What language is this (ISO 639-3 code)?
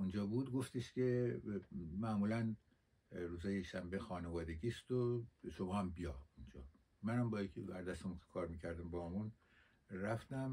fas